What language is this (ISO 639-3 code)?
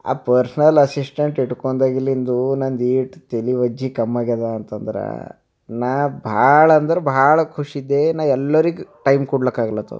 kan